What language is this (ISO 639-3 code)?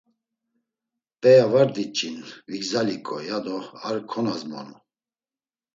lzz